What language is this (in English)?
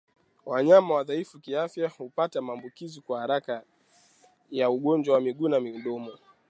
Swahili